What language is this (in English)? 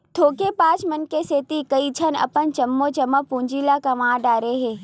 Chhattisgarhi